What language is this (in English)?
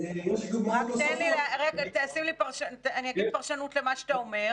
Hebrew